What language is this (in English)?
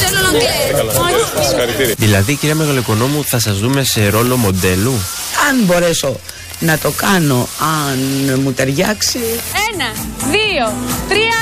Greek